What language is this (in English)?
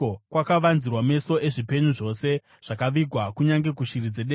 Shona